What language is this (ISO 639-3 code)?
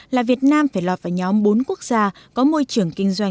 vie